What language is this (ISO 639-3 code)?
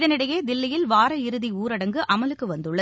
tam